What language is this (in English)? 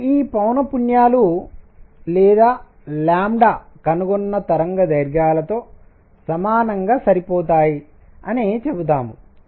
Telugu